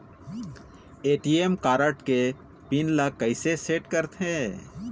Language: Chhattisgarhi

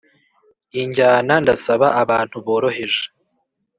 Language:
Kinyarwanda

